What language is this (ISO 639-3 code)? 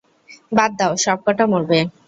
ben